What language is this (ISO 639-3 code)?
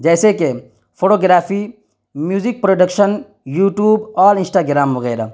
urd